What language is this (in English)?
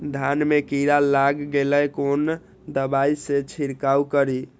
Maithili